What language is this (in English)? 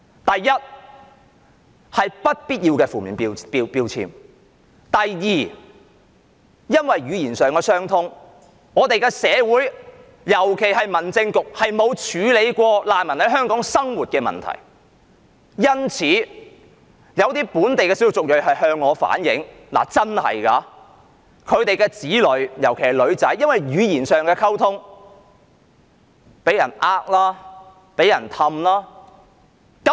Cantonese